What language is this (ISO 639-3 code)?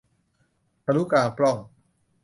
tha